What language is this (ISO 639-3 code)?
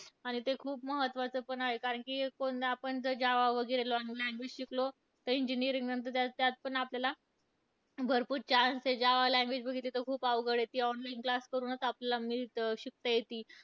mar